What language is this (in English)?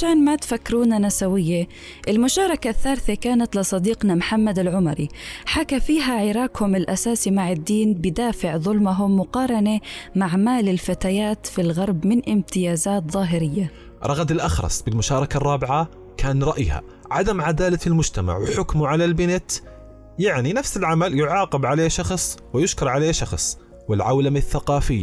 Arabic